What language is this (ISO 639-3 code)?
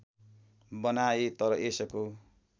nep